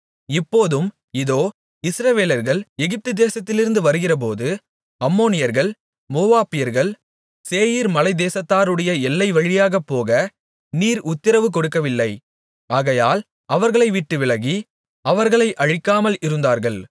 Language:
Tamil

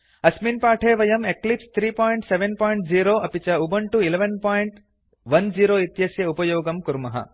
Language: Sanskrit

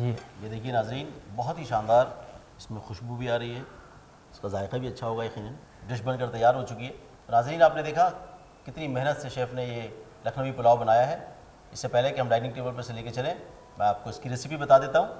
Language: Hindi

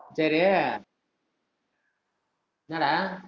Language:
Tamil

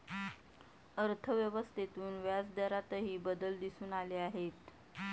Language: Marathi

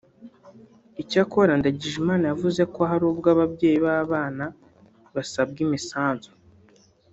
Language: Kinyarwanda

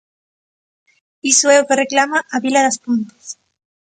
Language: Galician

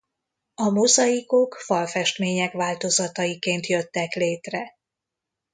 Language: Hungarian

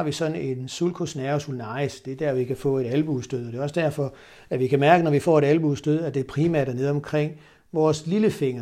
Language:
Danish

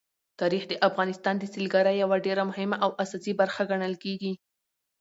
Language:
Pashto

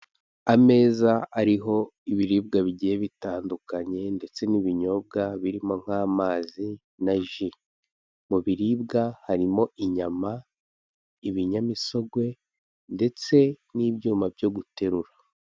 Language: Kinyarwanda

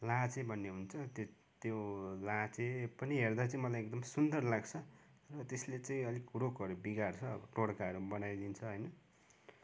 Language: Nepali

